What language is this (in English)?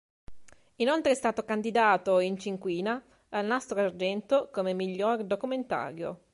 Italian